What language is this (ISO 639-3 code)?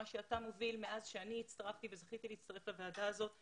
heb